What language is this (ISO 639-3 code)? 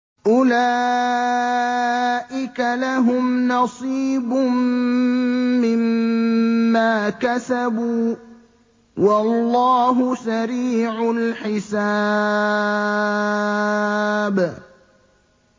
ara